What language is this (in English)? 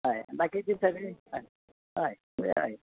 Konkani